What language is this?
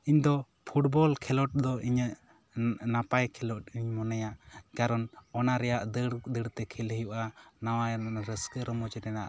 Santali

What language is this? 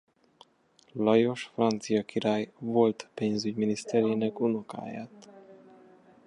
Hungarian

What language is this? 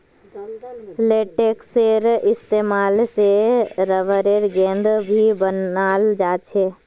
Magahi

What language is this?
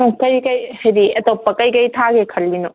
Manipuri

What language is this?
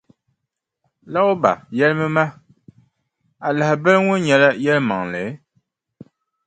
Dagbani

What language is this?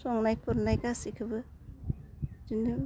Bodo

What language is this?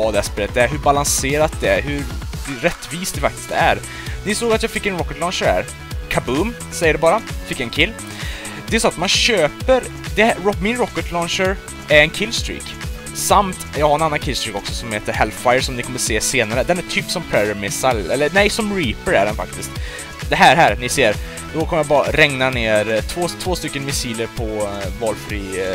Swedish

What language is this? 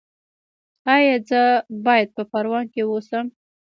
Pashto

